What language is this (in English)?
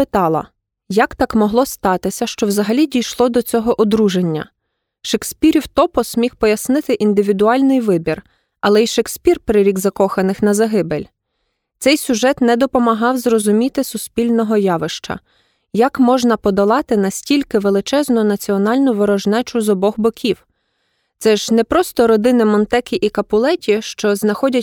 Ukrainian